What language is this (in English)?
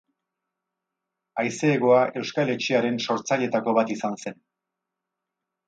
Basque